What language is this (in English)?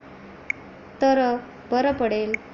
Marathi